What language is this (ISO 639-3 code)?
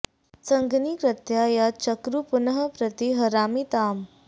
san